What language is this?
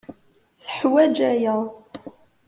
Kabyle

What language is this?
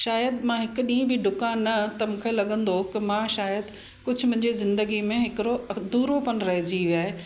Sindhi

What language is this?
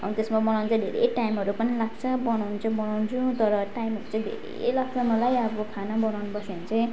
Nepali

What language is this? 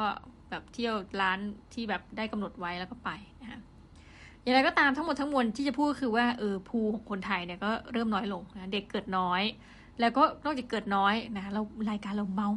Thai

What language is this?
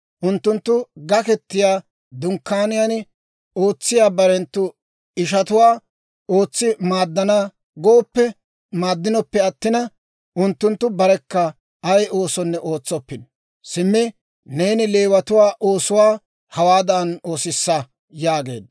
Dawro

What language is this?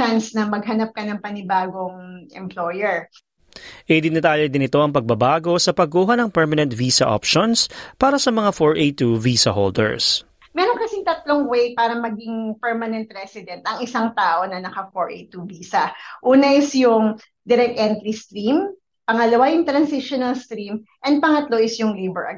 Filipino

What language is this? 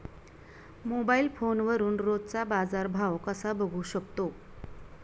Marathi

